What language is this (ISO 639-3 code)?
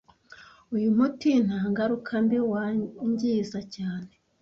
kin